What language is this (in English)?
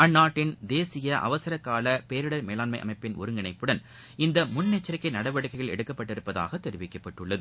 Tamil